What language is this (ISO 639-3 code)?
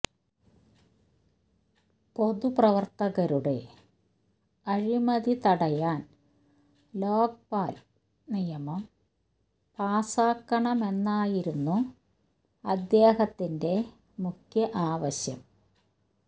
mal